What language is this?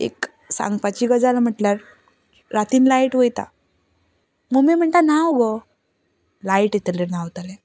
Konkani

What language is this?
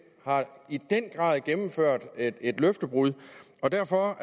Danish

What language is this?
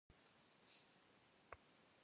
Kabardian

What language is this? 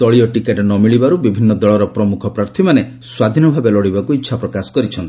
Odia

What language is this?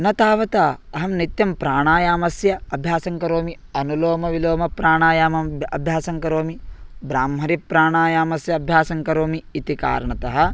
Sanskrit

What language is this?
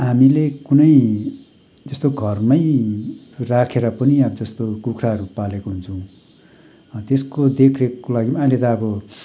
Nepali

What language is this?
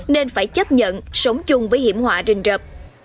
Vietnamese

